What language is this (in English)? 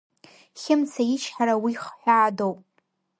Abkhazian